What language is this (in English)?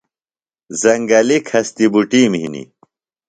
Phalura